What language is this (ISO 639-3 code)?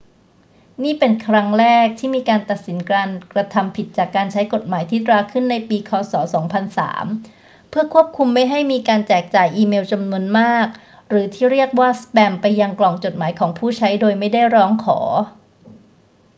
tha